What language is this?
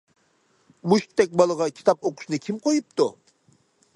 Uyghur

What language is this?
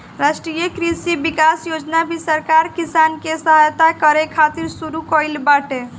Bhojpuri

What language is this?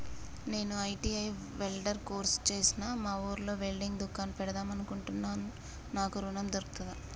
Telugu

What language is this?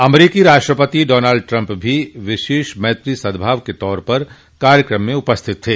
Hindi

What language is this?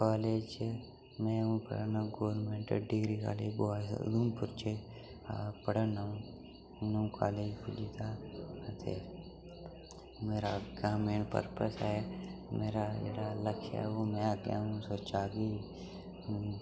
Dogri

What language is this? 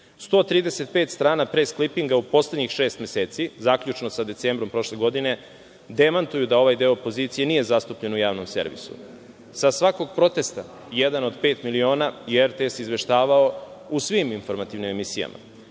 Serbian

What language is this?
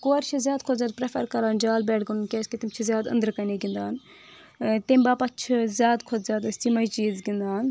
Kashmiri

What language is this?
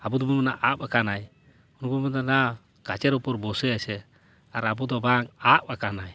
Santali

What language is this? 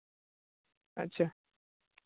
Santali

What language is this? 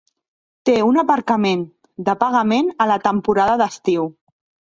Catalan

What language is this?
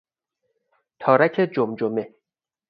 Persian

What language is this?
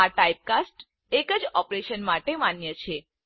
Gujarati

